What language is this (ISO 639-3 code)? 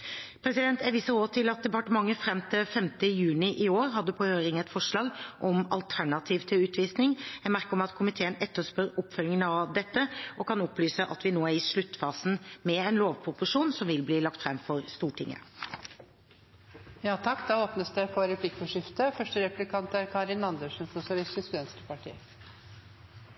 nob